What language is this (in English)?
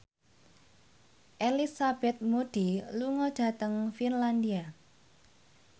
Javanese